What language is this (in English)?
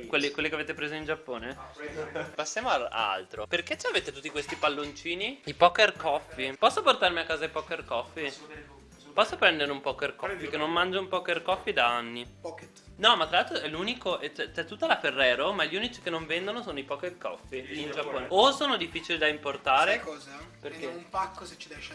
Italian